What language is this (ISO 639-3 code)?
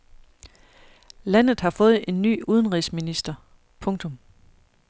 dan